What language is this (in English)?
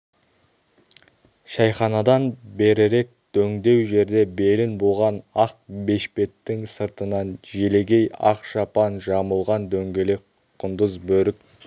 Kazakh